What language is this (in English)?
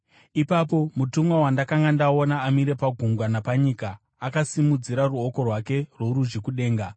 Shona